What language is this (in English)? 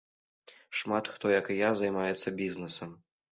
Belarusian